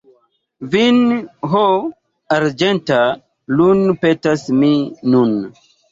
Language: Esperanto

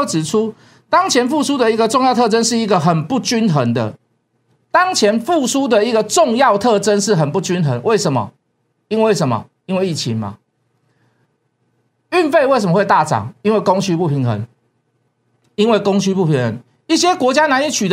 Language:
Chinese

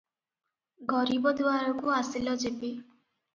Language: Odia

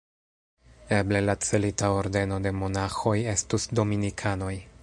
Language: Esperanto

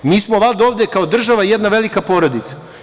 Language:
Serbian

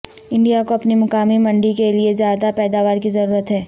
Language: Urdu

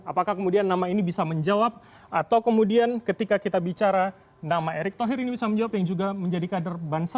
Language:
Indonesian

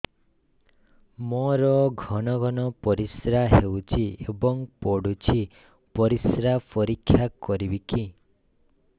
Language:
Odia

